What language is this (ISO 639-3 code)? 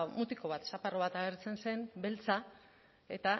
eus